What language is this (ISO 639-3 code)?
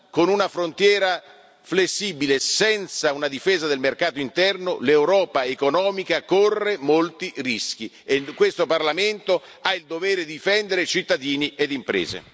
ita